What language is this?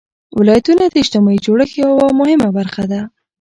Pashto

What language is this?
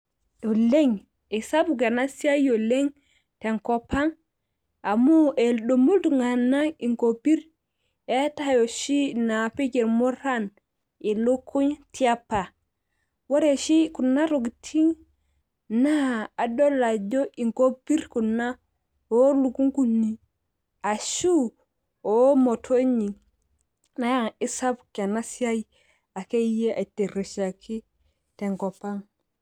Masai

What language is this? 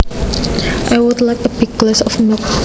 Javanese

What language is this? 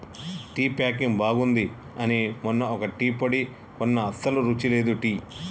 Telugu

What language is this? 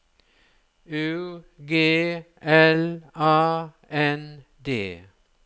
Norwegian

